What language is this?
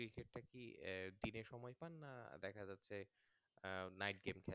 Bangla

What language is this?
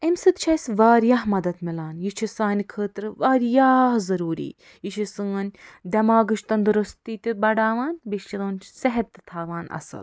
Kashmiri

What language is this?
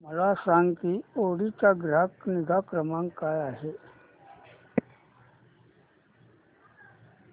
Marathi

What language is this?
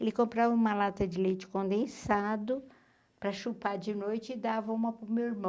Portuguese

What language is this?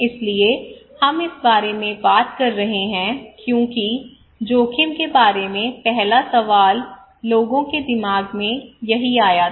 Hindi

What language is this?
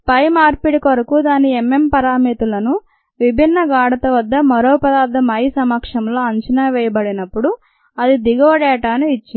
Telugu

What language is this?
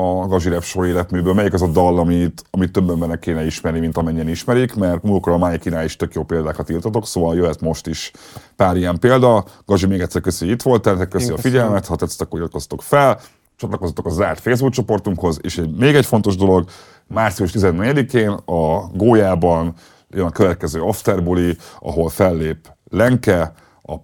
Hungarian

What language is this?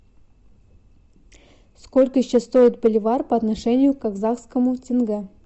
Russian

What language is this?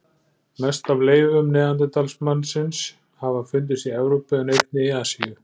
Icelandic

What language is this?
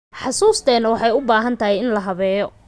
Somali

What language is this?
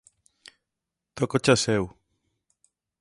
Galician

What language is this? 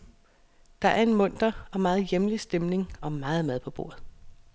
Danish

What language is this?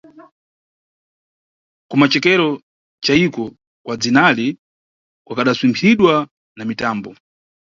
Nyungwe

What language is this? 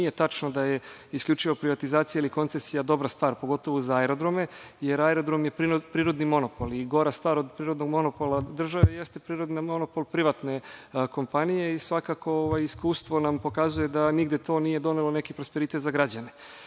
Serbian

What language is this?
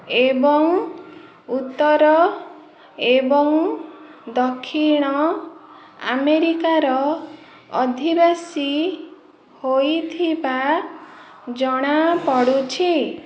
Odia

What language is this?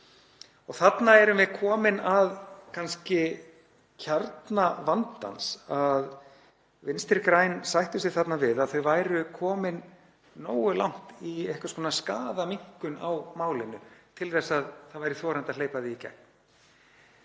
Icelandic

